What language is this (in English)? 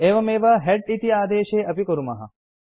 Sanskrit